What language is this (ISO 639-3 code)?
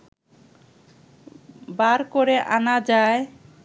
ben